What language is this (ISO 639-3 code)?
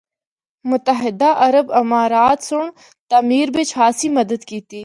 hno